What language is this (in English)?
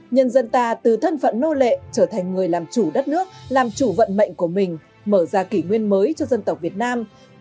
Vietnamese